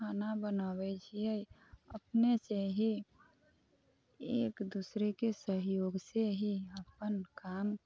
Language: Maithili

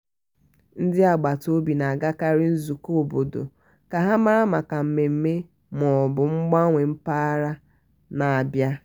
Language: Igbo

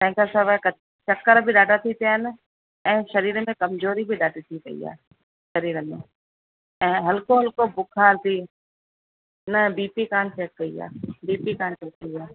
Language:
Sindhi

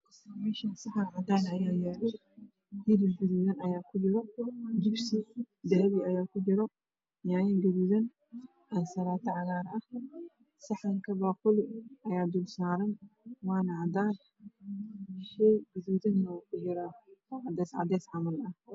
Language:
Somali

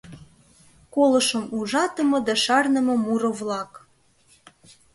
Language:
Mari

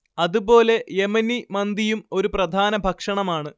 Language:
Malayalam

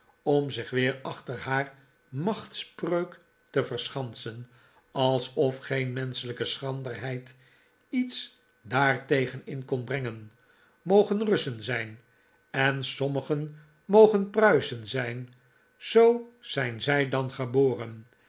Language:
Dutch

